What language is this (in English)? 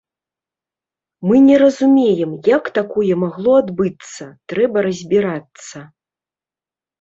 Belarusian